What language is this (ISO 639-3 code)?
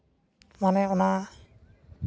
sat